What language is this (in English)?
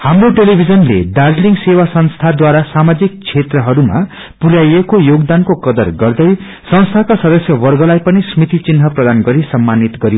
Nepali